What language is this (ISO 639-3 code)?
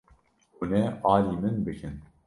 kur